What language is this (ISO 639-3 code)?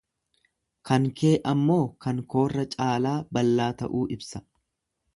orm